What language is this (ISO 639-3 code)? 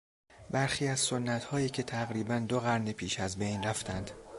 fas